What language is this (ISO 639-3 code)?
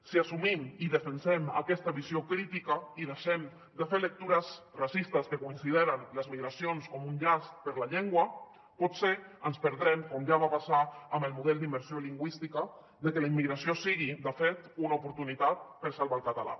cat